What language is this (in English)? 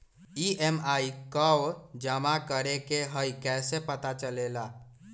Magahi